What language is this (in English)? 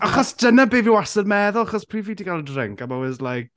Welsh